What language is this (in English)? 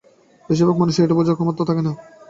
Bangla